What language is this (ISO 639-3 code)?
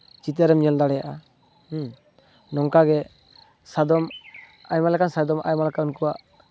sat